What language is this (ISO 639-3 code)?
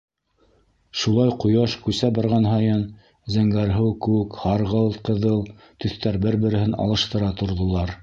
bak